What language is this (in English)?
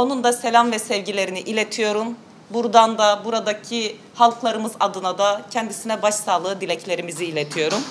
Turkish